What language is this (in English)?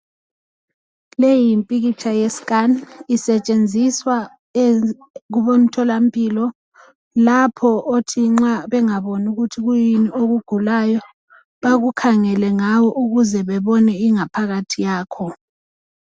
North Ndebele